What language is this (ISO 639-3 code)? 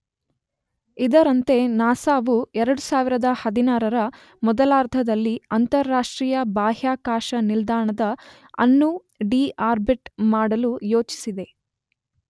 kan